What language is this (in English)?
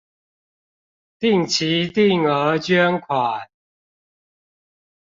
Chinese